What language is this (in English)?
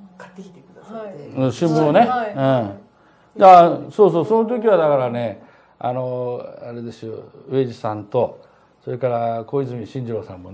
Japanese